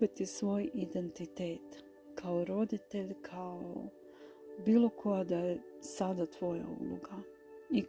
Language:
Croatian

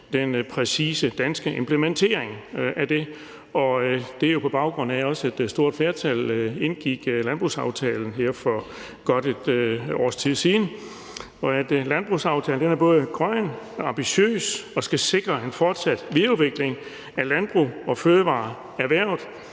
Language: Danish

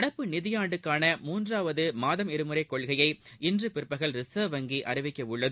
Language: Tamil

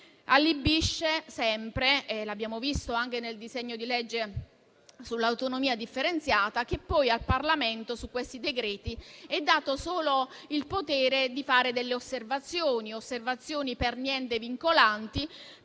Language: Italian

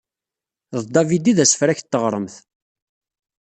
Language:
Kabyle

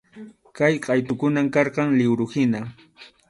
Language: Arequipa-La Unión Quechua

